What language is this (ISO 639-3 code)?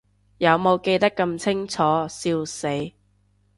yue